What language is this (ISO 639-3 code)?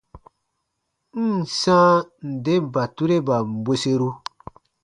bba